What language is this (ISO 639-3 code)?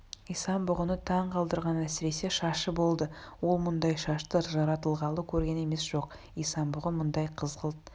kaz